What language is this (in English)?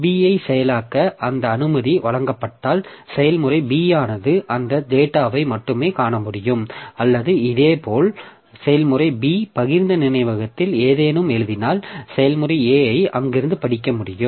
Tamil